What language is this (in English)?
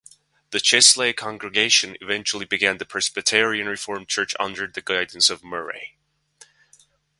English